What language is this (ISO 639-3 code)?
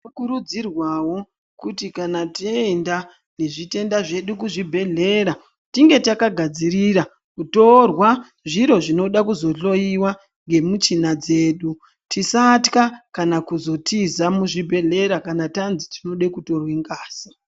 ndc